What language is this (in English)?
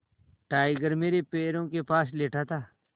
Hindi